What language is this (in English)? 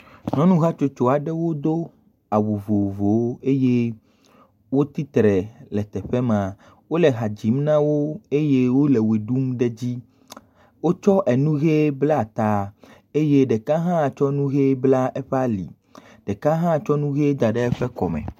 Ewe